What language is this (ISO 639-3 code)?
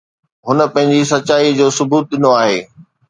snd